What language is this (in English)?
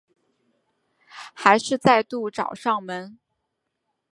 Chinese